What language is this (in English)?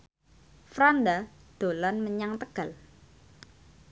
Javanese